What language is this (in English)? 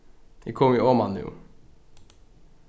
Faroese